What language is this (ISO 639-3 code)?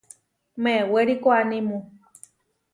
var